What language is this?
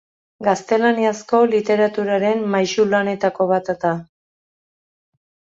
Basque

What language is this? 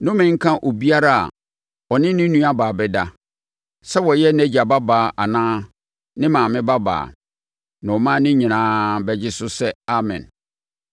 Akan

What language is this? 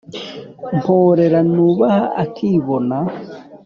Kinyarwanda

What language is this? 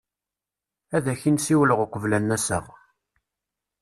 Kabyle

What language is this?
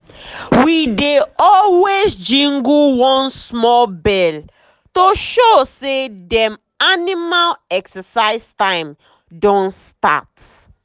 Nigerian Pidgin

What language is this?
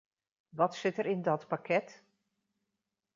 Dutch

